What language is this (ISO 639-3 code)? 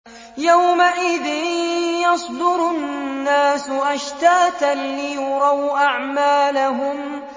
ara